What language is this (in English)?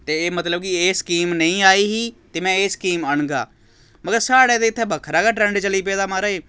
Dogri